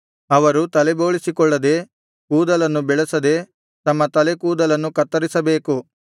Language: Kannada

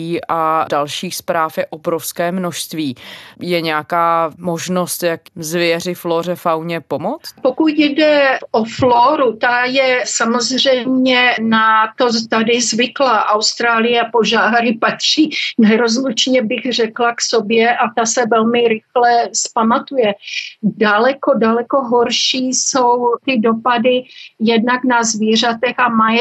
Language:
Czech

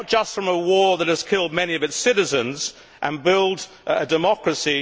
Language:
English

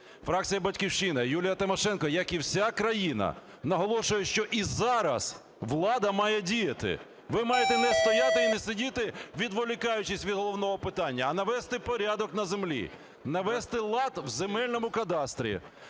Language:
Ukrainian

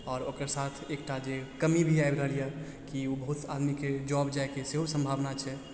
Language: Maithili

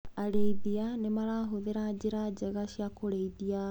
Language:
Kikuyu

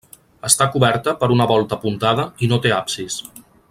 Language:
Catalan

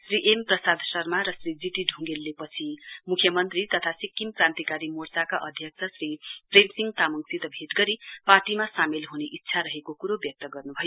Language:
Nepali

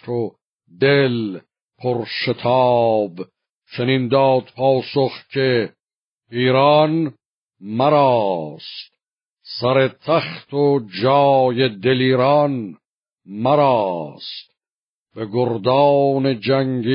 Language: Persian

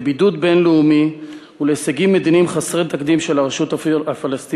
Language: Hebrew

